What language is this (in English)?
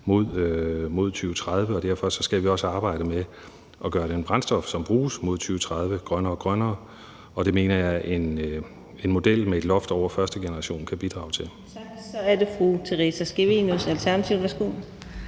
Danish